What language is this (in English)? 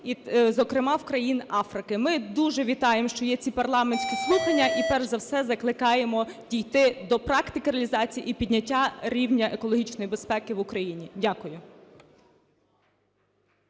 Ukrainian